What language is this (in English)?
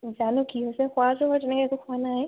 Assamese